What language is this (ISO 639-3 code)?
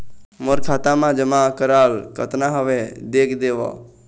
hne